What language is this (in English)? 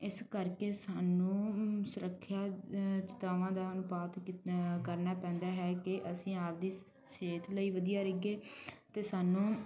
Punjabi